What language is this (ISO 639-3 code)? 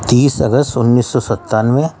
urd